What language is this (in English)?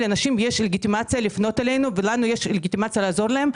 Hebrew